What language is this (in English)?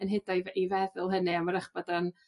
Welsh